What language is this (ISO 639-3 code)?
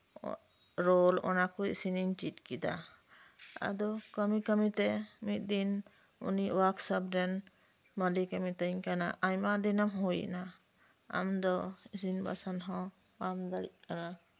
sat